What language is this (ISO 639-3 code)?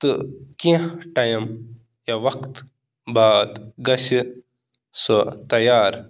kas